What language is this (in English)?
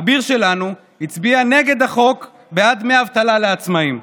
Hebrew